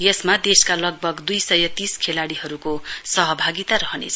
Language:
Nepali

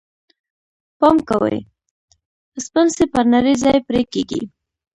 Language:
Pashto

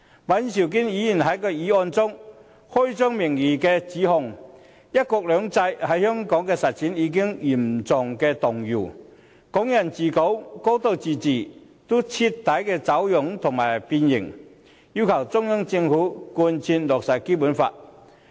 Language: Cantonese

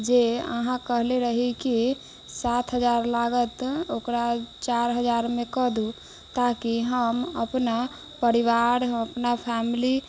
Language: Maithili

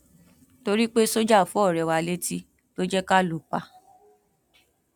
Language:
Yoruba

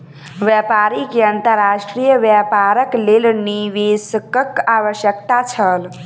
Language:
Maithili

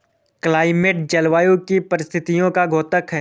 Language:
Hindi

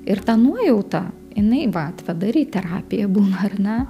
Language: Lithuanian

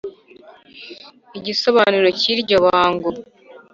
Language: Kinyarwanda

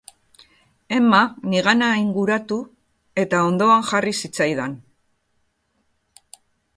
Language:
Basque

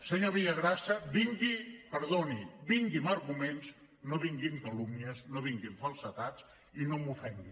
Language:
Catalan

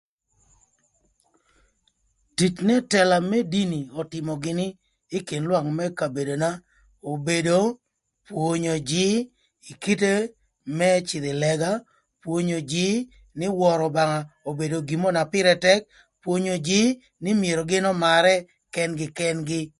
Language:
Thur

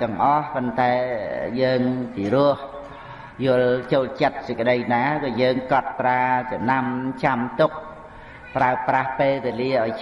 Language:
Vietnamese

